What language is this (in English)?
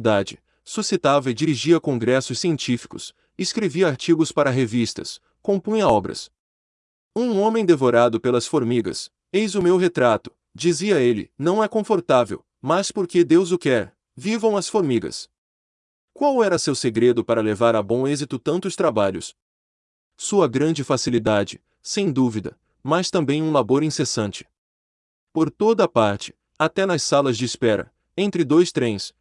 Portuguese